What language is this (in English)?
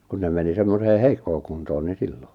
Finnish